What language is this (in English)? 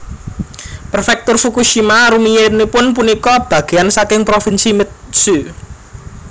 Javanese